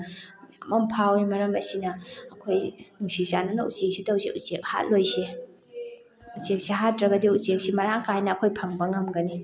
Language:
Manipuri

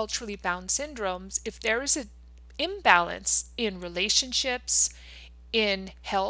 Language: English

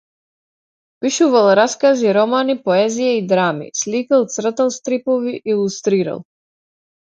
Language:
Macedonian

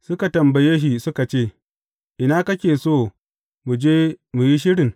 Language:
Hausa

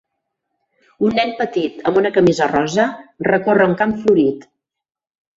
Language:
Catalan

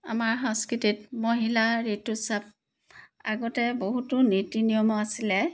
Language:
Assamese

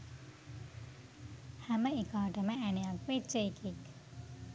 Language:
Sinhala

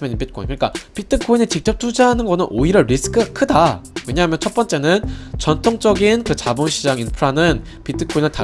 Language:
Korean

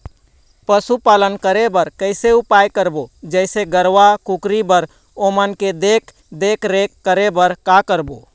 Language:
Chhattisgarhi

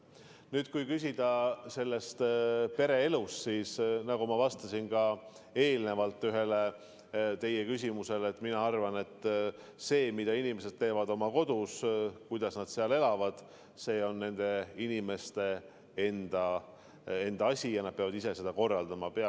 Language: Estonian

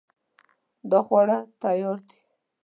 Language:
Pashto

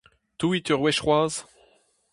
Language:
Breton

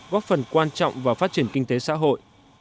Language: Vietnamese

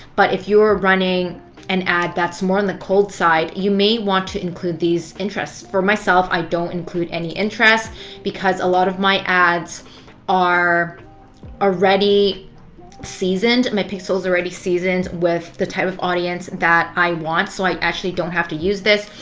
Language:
English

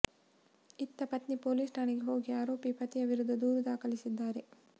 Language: Kannada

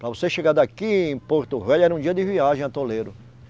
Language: Portuguese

